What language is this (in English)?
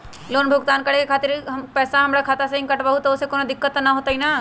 Magahi